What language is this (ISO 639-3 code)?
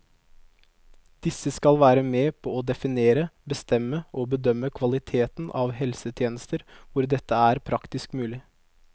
nor